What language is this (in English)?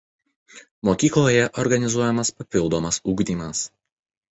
Lithuanian